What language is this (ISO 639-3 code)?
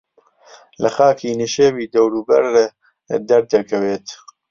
ckb